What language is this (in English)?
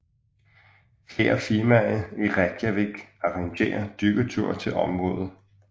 Danish